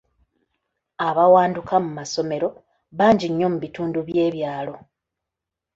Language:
Ganda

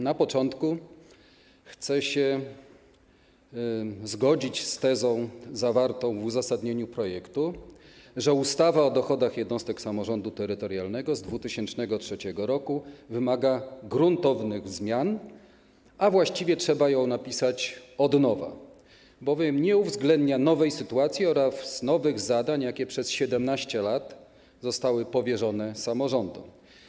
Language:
Polish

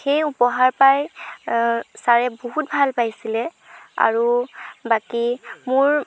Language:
Assamese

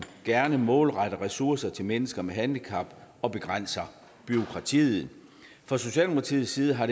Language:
Danish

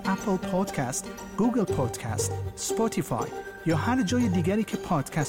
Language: Persian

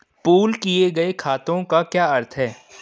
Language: Hindi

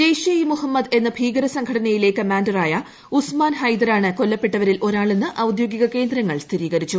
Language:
Malayalam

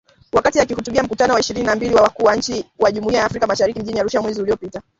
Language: Swahili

